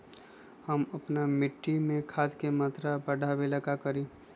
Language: Magahi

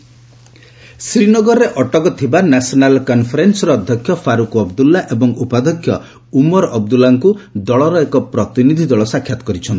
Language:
Odia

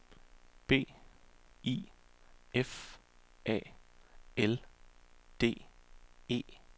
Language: Danish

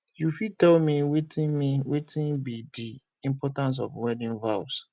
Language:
Nigerian Pidgin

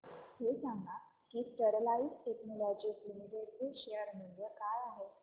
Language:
Marathi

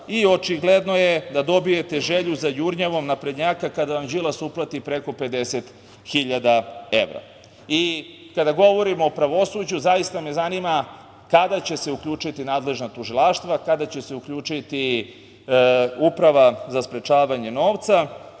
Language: Serbian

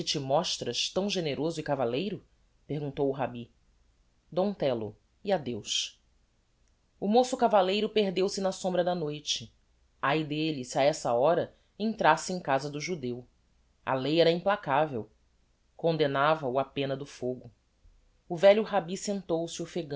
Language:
Portuguese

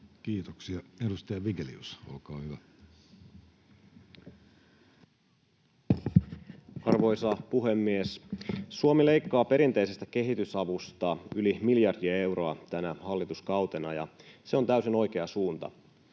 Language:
Finnish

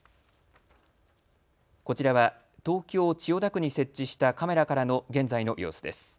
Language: Japanese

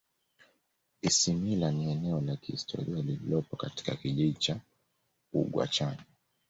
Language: Swahili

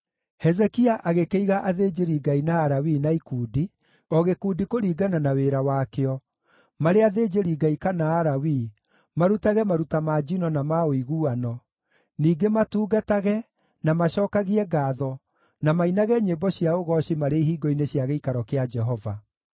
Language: Kikuyu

